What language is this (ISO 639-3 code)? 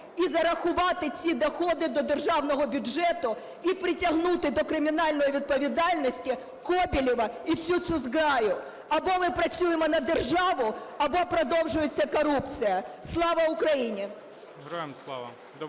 ukr